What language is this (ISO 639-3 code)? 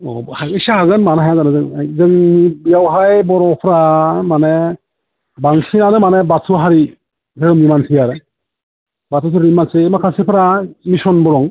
brx